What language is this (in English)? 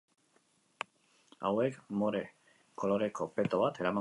Basque